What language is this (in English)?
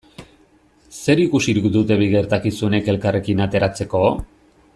Basque